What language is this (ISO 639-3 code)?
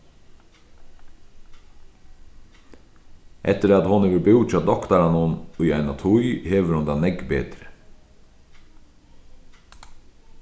fao